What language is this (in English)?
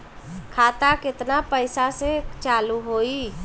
Bhojpuri